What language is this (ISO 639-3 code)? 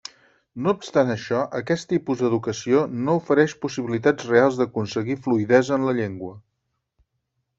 cat